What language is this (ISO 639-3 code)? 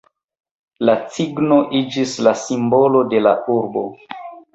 epo